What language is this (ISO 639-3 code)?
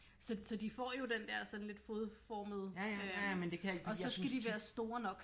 dan